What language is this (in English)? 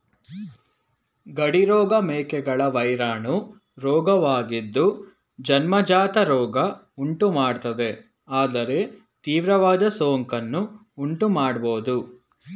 Kannada